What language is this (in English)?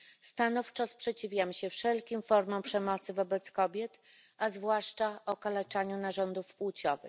Polish